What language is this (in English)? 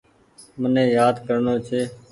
Goaria